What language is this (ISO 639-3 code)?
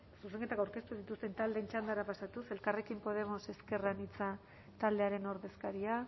eus